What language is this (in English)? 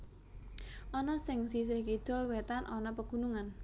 Javanese